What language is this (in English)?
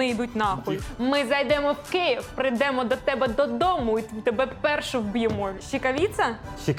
Ukrainian